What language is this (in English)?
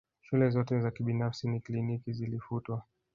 Swahili